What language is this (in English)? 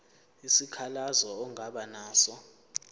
Zulu